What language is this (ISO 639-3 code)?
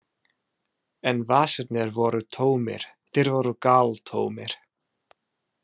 isl